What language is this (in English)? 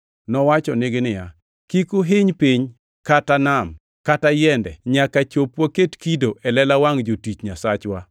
Luo (Kenya and Tanzania)